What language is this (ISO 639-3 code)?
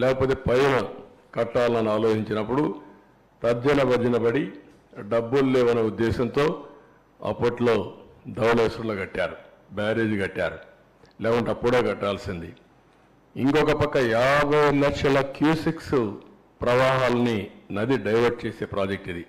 tel